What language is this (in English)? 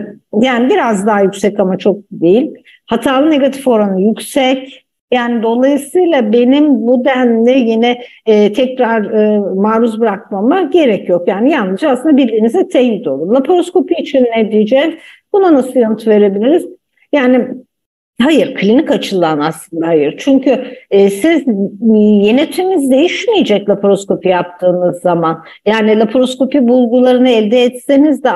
Turkish